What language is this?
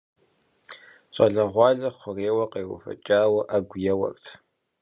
Kabardian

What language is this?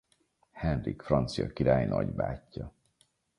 Hungarian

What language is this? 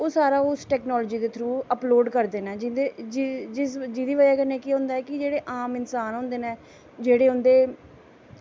Dogri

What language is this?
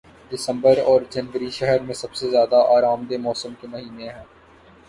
Urdu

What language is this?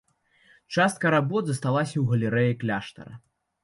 Belarusian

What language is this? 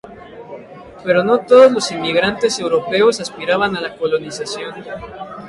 Spanish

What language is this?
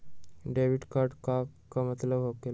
Magahi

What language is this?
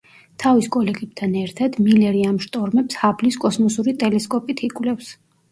Georgian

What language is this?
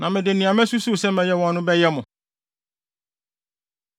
Akan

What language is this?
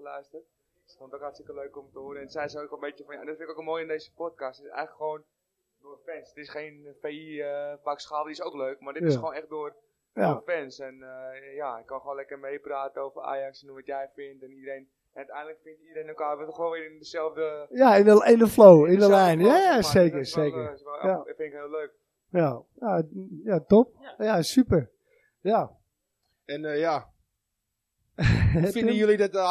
Dutch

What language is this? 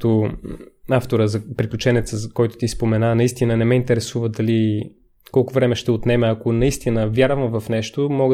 Bulgarian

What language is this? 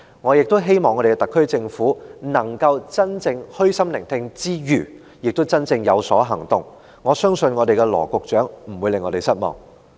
Cantonese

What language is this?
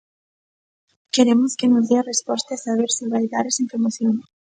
Galician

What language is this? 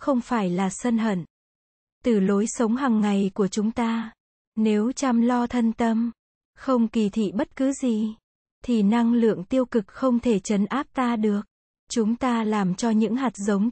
Vietnamese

